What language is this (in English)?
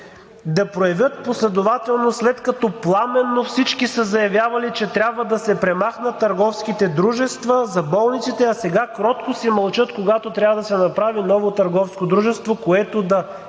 Bulgarian